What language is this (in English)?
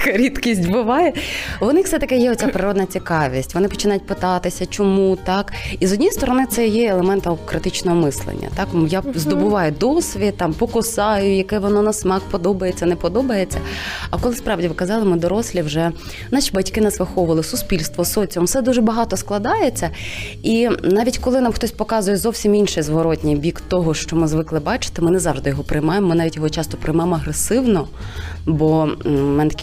Ukrainian